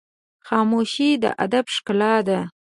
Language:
Pashto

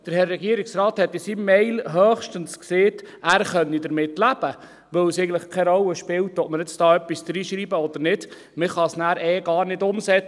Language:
Swiss German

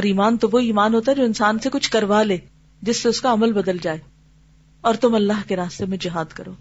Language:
Urdu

